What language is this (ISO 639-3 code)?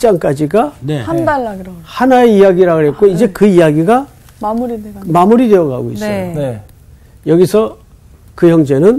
kor